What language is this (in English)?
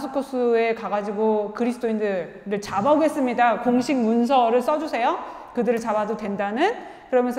Korean